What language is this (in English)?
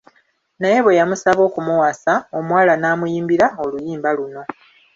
Ganda